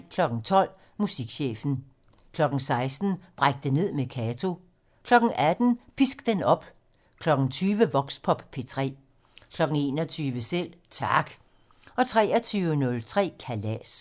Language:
Danish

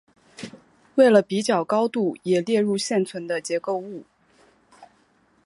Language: Chinese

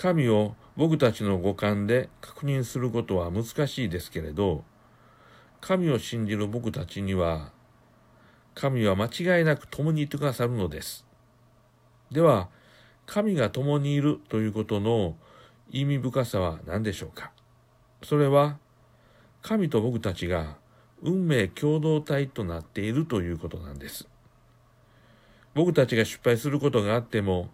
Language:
Japanese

